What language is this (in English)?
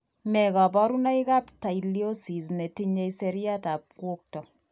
Kalenjin